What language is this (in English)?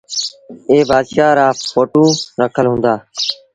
Sindhi Bhil